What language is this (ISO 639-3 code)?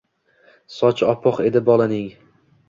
uzb